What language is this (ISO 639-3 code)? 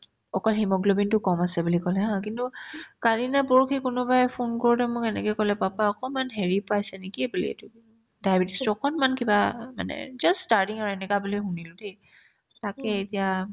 asm